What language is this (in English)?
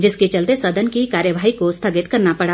Hindi